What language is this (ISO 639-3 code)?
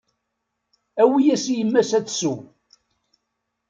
kab